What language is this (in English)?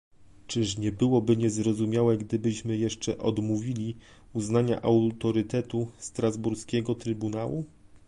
Polish